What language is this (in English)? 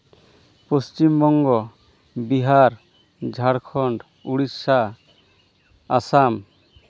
Santali